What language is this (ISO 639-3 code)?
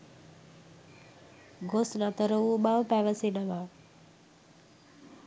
sin